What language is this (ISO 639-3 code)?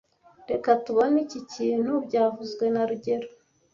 kin